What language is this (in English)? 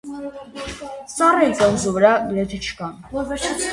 Armenian